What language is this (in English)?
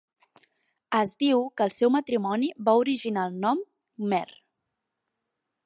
Catalan